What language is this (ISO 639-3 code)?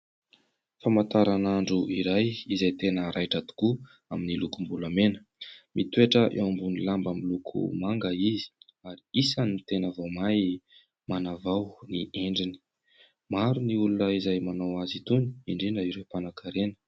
mlg